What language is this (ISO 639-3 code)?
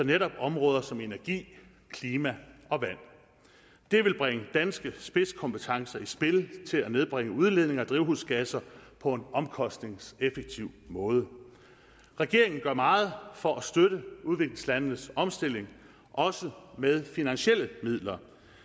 dan